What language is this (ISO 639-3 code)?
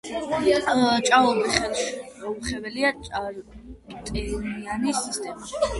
kat